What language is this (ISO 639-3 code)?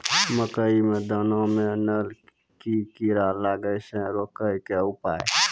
mai